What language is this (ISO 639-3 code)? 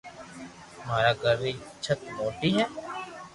lrk